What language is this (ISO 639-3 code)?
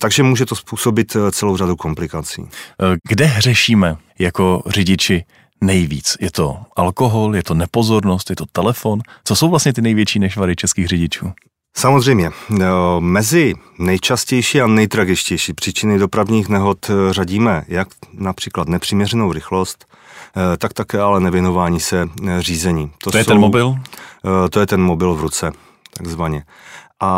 ces